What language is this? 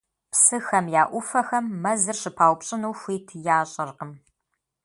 Kabardian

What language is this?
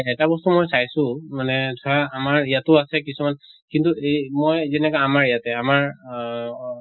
Assamese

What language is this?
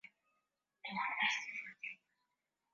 Swahili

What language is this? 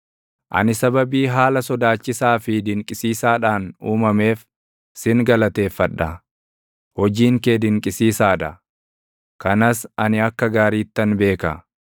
Oromo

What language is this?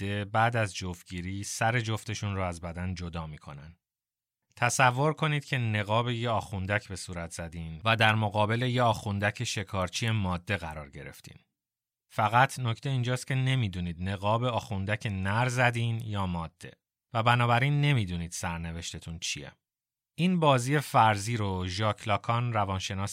Persian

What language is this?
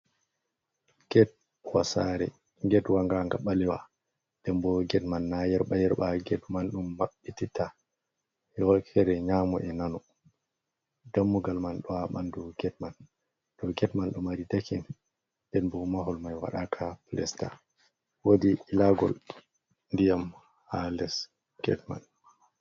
Fula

